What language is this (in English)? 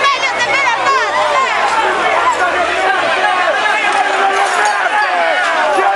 Italian